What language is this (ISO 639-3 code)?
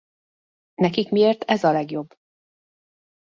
hun